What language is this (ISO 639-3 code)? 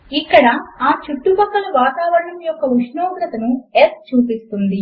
tel